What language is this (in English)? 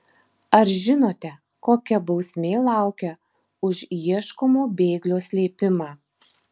Lithuanian